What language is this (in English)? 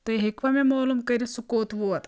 Kashmiri